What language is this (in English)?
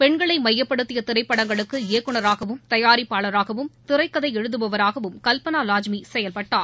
Tamil